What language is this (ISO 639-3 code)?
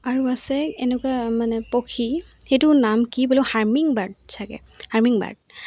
asm